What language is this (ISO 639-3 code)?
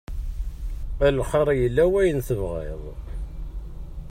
kab